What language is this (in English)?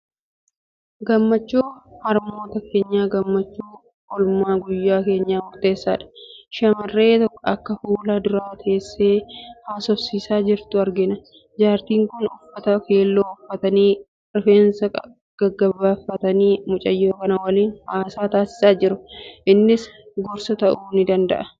Oromo